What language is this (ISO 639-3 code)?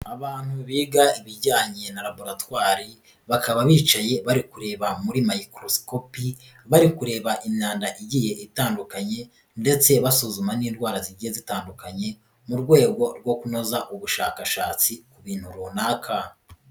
kin